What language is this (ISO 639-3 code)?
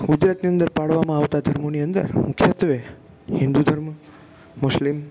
guj